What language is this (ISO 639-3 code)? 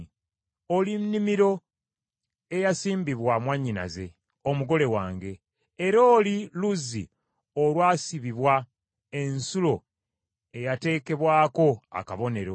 lug